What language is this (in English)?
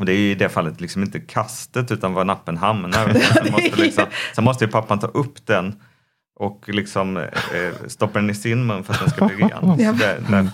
Swedish